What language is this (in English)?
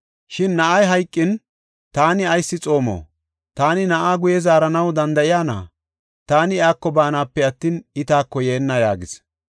Gofa